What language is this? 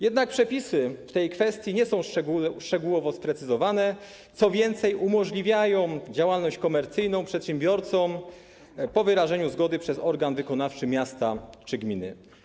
Polish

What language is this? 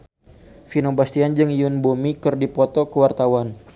Sundanese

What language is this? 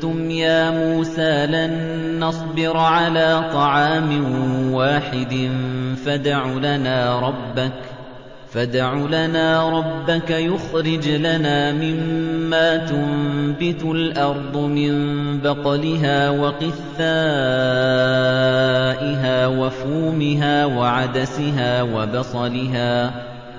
Arabic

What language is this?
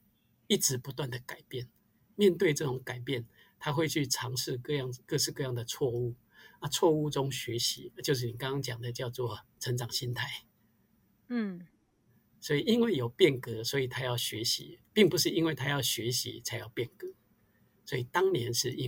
Chinese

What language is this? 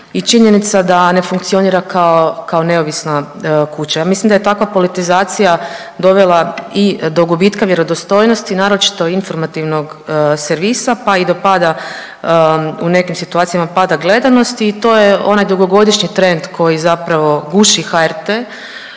Croatian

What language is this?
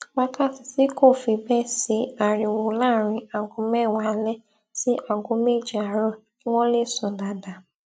Yoruba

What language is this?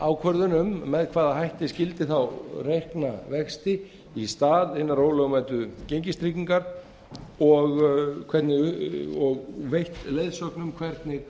Icelandic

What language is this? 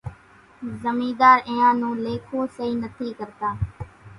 Kachi Koli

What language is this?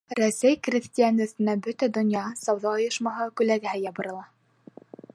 Bashkir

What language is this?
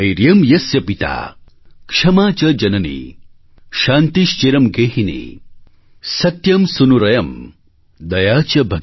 Gujarati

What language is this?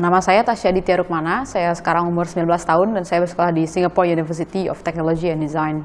Indonesian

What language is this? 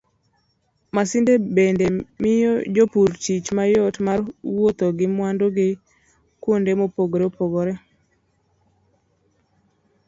Luo (Kenya and Tanzania)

